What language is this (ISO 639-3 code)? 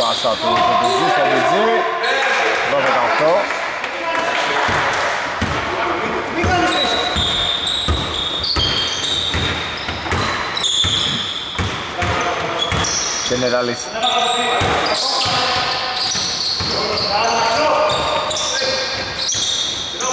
ell